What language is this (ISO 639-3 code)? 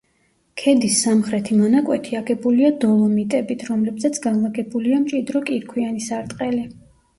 kat